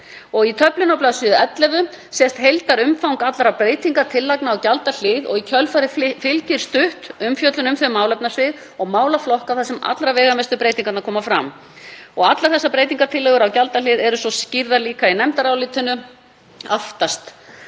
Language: Icelandic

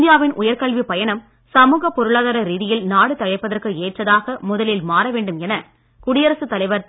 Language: Tamil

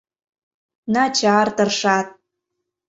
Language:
Mari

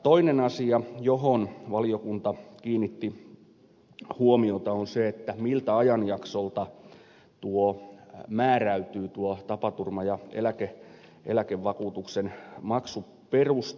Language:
Finnish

